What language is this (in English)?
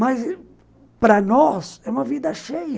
Portuguese